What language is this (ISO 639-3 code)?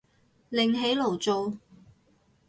yue